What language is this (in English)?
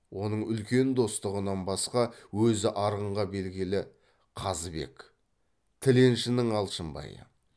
Kazakh